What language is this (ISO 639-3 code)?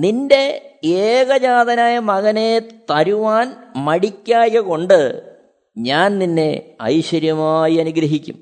mal